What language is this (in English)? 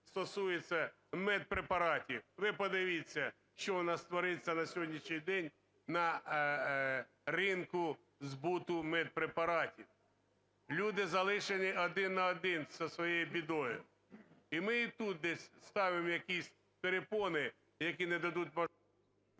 Ukrainian